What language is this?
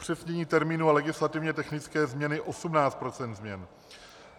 Czech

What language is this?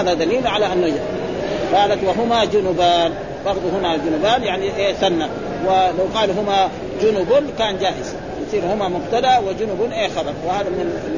Arabic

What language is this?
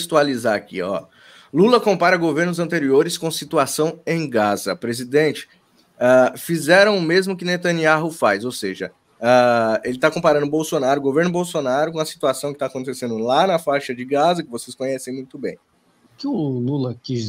Portuguese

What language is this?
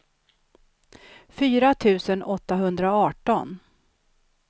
Swedish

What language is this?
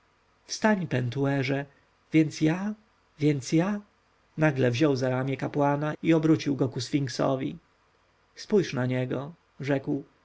Polish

